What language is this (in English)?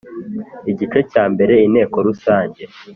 Kinyarwanda